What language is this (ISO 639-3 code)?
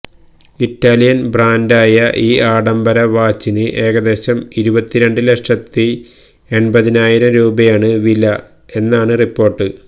mal